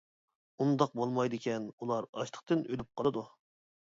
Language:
Uyghur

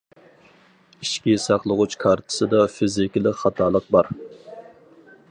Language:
Uyghur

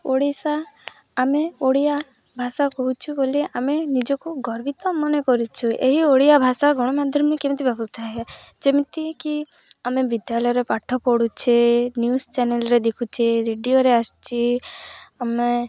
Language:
Odia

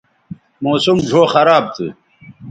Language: Bateri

